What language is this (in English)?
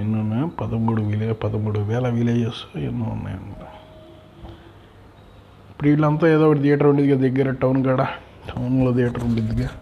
Telugu